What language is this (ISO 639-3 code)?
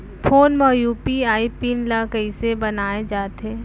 hne